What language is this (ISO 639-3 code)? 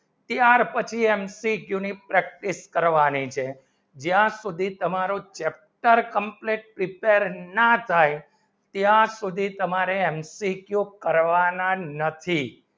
guj